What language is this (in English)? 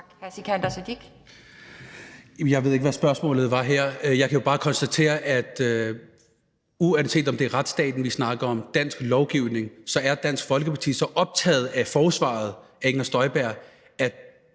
Danish